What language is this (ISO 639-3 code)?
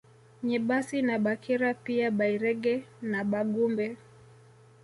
swa